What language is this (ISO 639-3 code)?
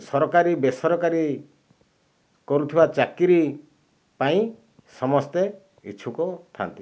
ori